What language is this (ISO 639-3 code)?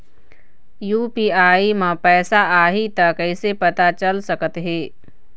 hne